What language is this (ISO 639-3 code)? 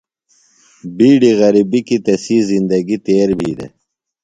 phl